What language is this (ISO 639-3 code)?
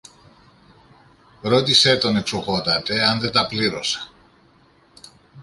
ell